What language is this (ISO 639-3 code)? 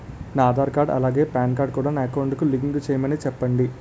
tel